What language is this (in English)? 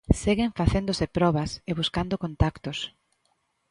Galician